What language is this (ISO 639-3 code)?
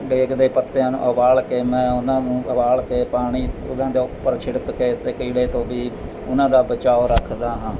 pan